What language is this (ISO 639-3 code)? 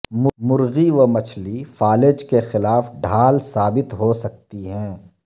urd